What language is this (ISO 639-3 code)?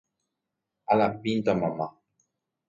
grn